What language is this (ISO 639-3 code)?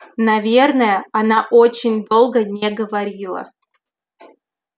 rus